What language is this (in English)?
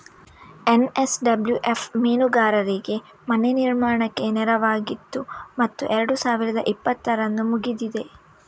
Kannada